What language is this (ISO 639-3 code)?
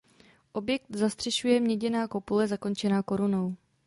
ces